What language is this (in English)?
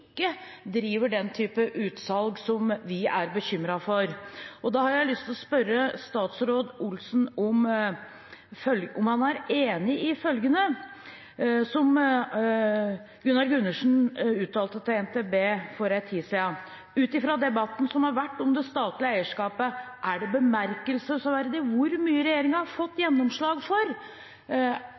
Norwegian Bokmål